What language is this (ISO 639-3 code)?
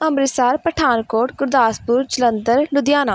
pan